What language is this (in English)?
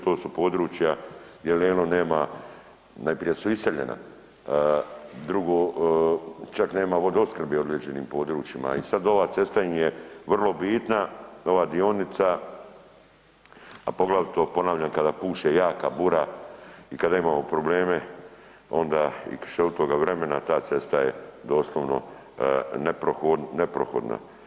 Croatian